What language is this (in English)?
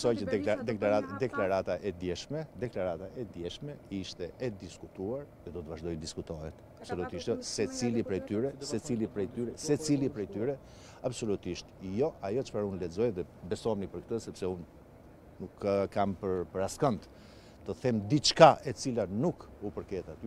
Romanian